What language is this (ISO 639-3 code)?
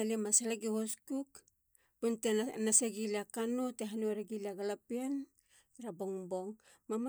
hla